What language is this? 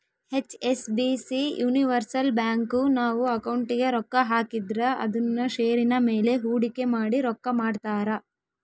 Kannada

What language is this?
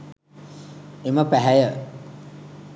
Sinhala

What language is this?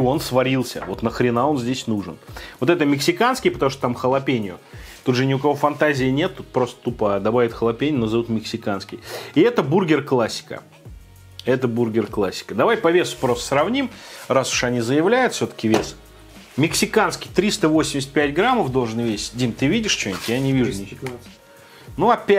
Russian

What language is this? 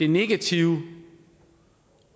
Danish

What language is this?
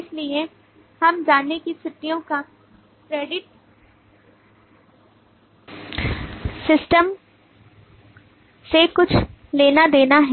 Hindi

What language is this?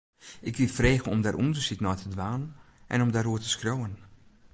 Western Frisian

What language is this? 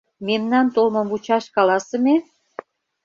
Mari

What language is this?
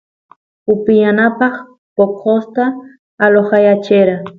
Santiago del Estero Quichua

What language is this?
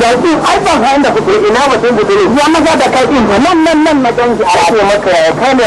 Thai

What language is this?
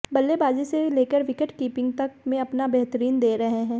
Hindi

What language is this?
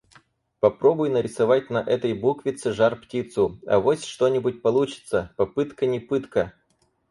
Russian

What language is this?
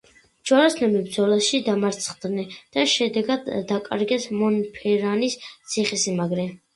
Georgian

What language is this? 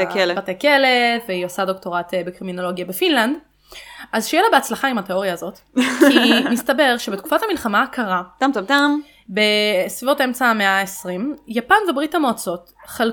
Hebrew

